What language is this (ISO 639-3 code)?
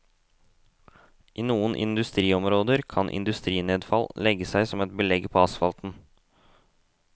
nor